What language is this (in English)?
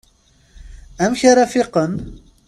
Kabyle